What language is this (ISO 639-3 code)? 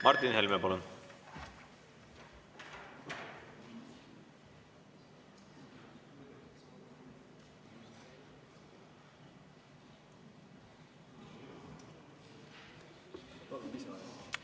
est